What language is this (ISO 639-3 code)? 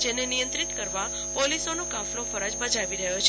guj